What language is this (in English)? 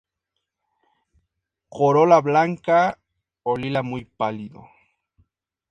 Spanish